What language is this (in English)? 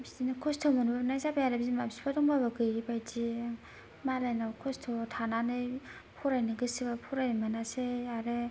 Bodo